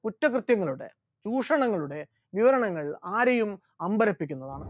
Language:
Malayalam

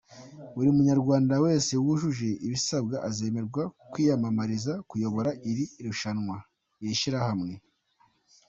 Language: Kinyarwanda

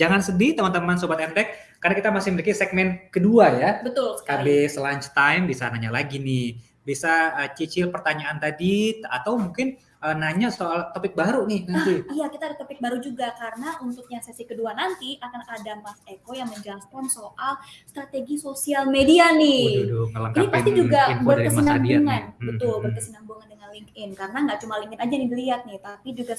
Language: Indonesian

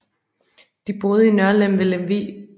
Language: Danish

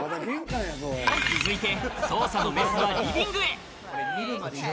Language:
Japanese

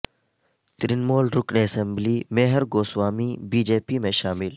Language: Urdu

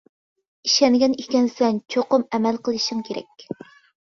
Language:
Uyghur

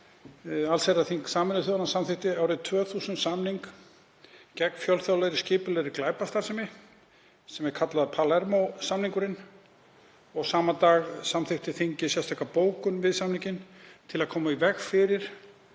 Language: Icelandic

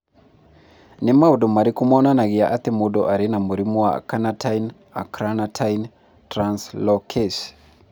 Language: Kikuyu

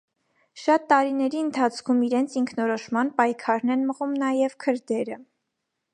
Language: Armenian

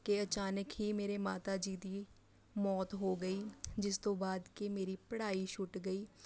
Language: Punjabi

